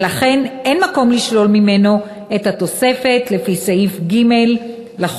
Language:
Hebrew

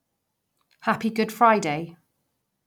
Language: English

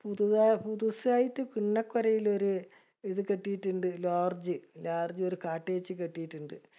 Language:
Malayalam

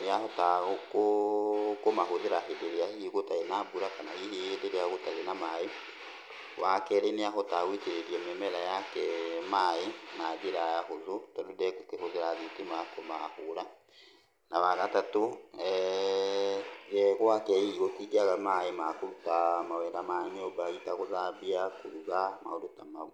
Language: Kikuyu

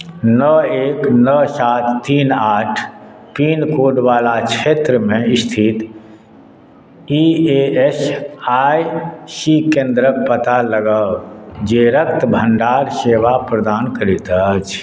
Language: Maithili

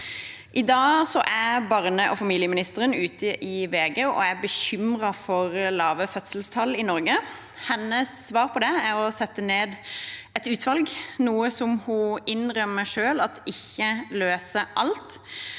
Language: Norwegian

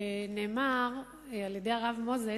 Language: Hebrew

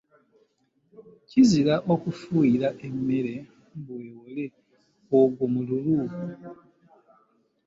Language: Ganda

